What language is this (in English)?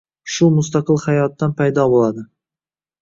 Uzbek